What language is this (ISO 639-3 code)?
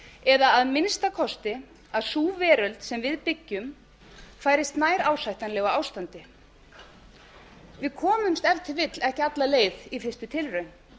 isl